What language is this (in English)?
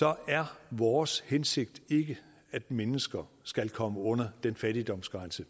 Danish